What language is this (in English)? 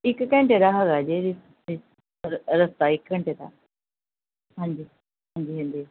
Punjabi